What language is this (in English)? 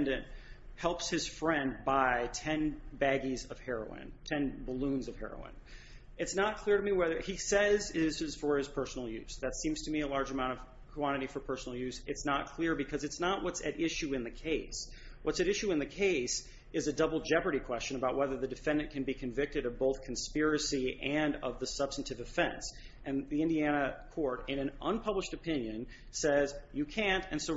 English